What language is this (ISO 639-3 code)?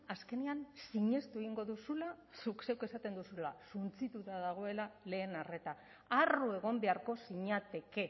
eus